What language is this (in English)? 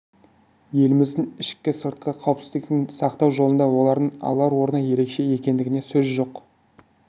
Kazakh